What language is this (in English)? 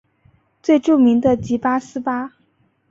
Chinese